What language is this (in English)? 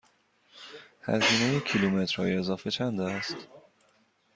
Persian